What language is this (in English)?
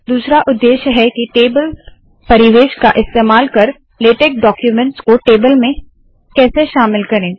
Hindi